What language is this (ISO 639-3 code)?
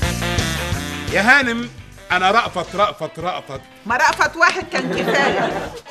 ara